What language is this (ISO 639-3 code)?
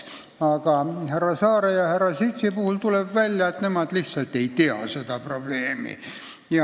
est